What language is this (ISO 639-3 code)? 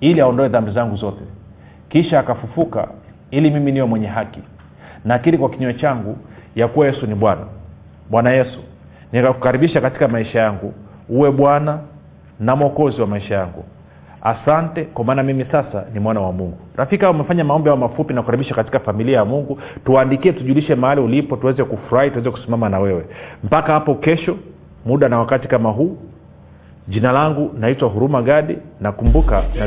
swa